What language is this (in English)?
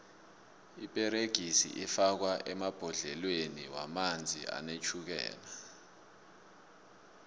South Ndebele